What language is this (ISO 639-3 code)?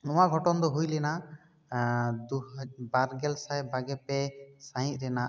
sat